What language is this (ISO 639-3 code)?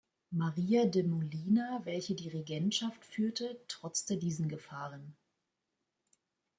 deu